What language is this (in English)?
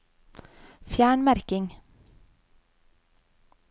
Norwegian